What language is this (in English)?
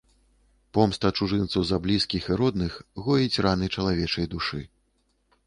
Belarusian